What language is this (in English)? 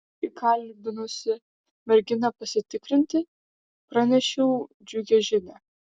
Lithuanian